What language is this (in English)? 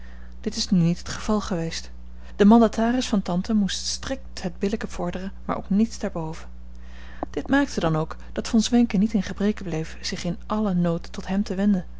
Dutch